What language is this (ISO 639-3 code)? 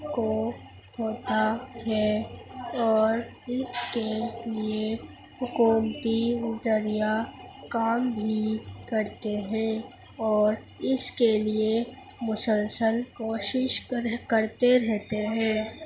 urd